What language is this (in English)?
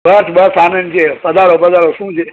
Gujarati